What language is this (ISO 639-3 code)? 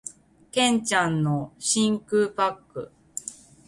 jpn